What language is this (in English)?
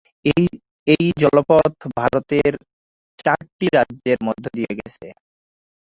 Bangla